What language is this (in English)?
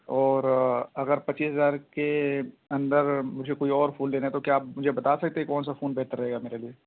Urdu